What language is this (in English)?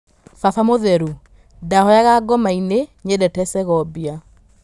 Kikuyu